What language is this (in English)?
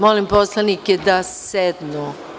Serbian